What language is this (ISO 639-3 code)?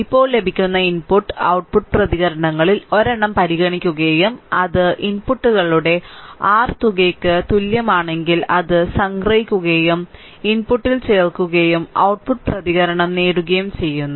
mal